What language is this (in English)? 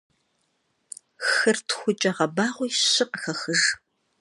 Kabardian